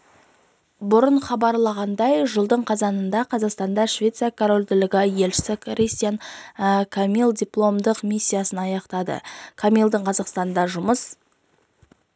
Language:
Kazakh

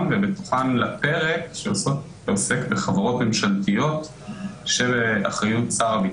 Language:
Hebrew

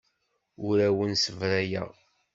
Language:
Kabyle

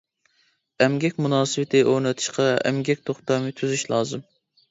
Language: Uyghur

